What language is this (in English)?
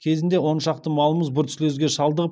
Kazakh